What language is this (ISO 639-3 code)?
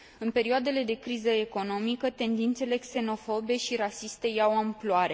ron